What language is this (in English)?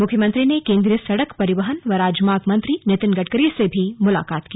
Hindi